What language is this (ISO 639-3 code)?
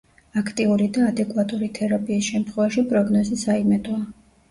kat